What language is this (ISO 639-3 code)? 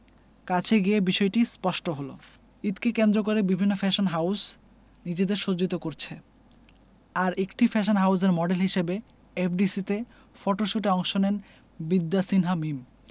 ben